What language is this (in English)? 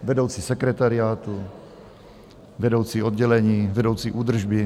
Czech